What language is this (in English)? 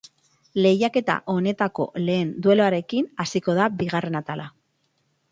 Basque